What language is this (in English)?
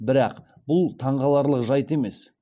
Kazakh